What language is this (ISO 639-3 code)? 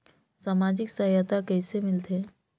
hne